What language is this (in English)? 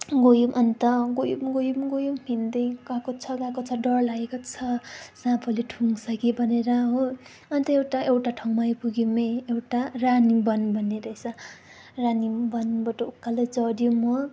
Nepali